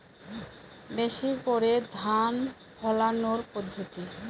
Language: Bangla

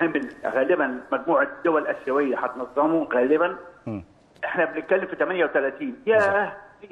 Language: Arabic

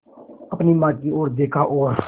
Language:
Hindi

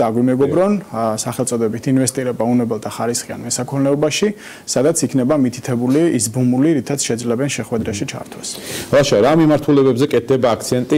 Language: Romanian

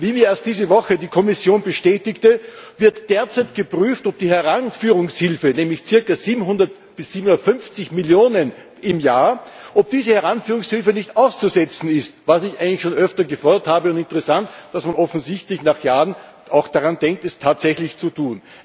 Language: German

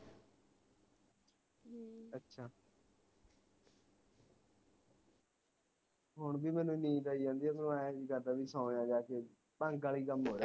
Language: Punjabi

